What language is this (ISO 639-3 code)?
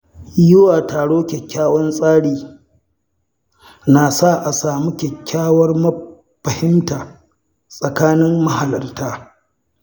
hau